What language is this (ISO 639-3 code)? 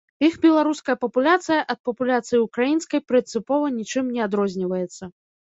bel